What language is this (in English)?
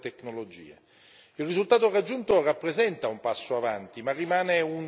Italian